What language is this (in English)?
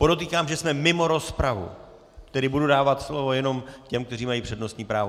Czech